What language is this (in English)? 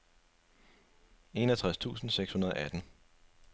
Danish